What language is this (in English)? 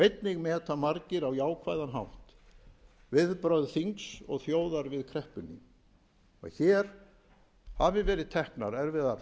Icelandic